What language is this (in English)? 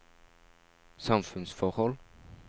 Norwegian